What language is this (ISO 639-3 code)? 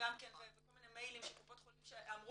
heb